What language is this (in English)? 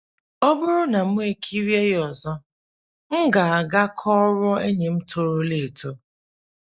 Igbo